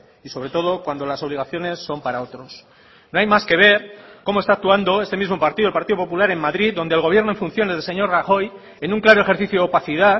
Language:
Spanish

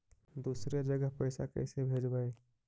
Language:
Magahi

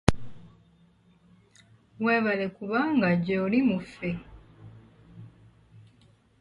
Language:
Ganda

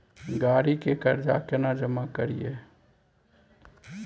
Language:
Maithili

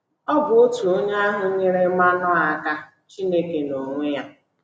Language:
Igbo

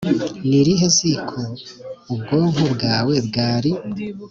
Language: Kinyarwanda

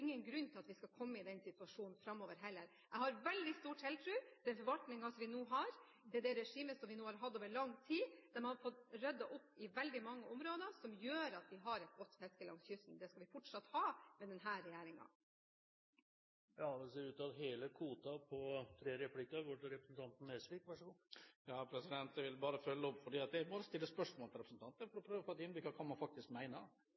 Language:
Norwegian Bokmål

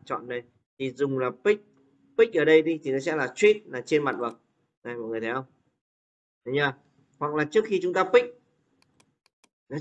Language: Vietnamese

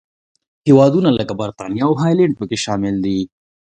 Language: Pashto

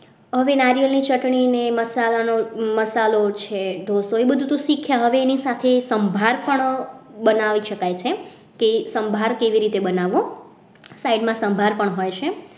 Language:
Gujarati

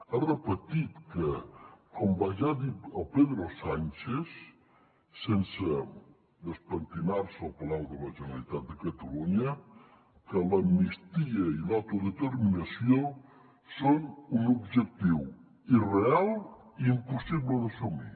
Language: Catalan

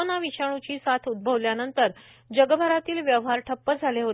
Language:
Marathi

